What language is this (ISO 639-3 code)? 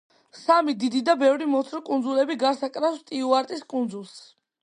kat